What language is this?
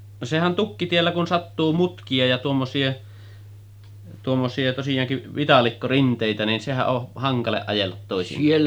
Finnish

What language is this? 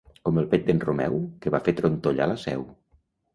Catalan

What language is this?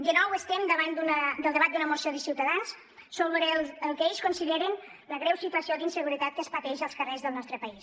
Catalan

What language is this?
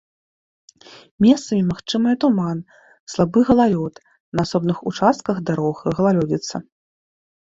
Belarusian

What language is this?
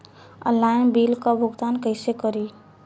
Bhojpuri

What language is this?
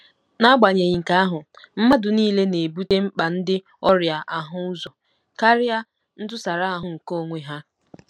Igbo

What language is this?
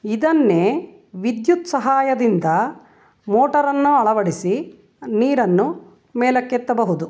Kannada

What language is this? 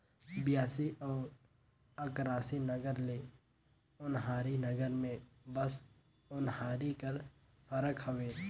Chhattisgarhi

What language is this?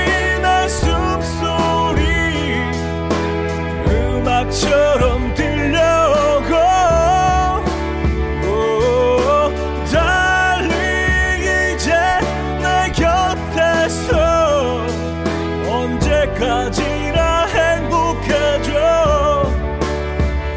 Korean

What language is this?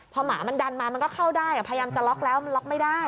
Thai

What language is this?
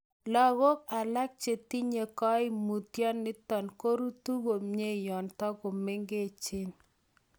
Kalenjin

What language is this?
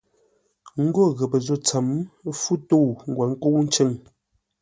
Ngombale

